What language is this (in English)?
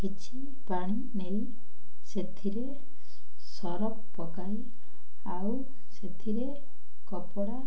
Odia